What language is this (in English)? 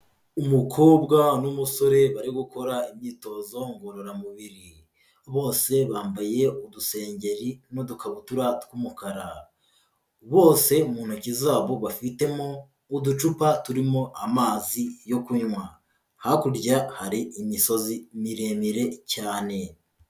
Kinyarwanda